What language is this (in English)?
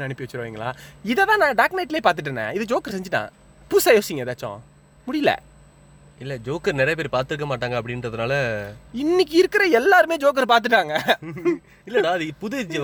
Tamil